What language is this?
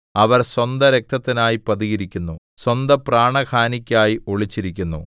Malayalam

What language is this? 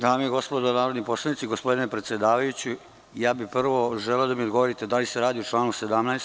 Serbian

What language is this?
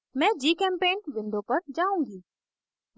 Hindi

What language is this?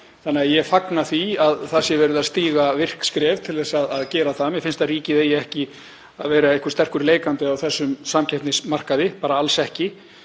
Icelandic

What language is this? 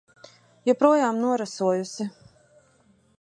Latvian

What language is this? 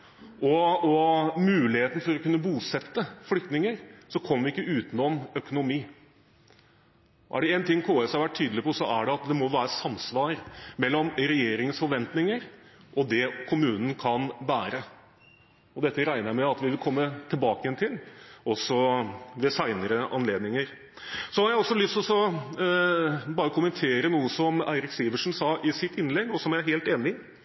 Norwegian Bokmål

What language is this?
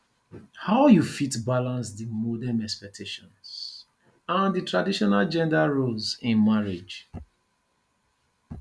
Nigerian Pidgin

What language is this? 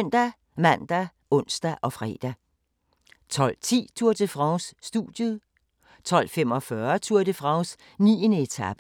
Danish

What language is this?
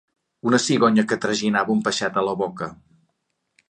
Catalan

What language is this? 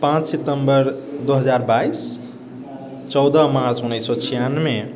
Maithili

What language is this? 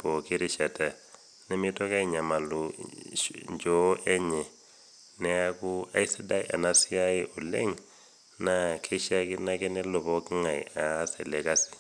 Masai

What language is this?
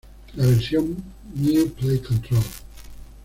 Spanish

